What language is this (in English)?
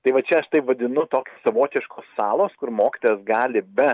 Lithuanian